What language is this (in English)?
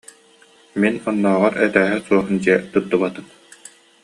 Yakut